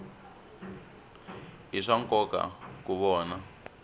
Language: Tsonga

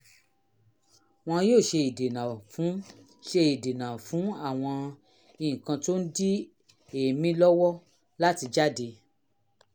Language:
Yoruba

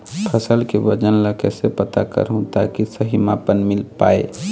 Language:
Chhattisgarhi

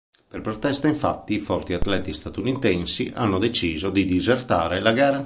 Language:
Italian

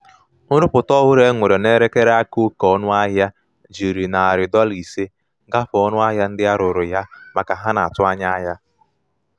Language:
Igbo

